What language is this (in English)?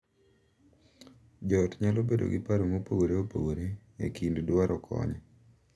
Luo (Kenya and Tanzania)